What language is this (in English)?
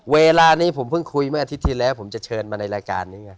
Thai